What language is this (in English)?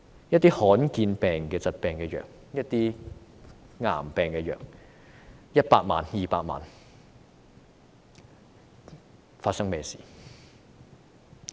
Cantonese